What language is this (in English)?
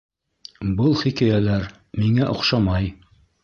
Bashkir